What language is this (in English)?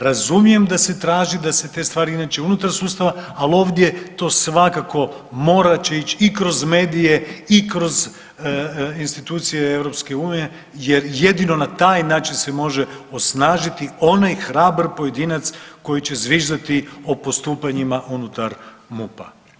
Croatian